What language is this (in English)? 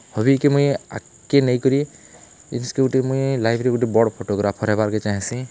Odia